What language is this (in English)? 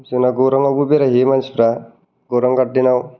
Bodo